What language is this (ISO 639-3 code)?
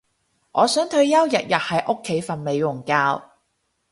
yue